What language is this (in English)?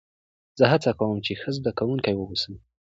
Pashto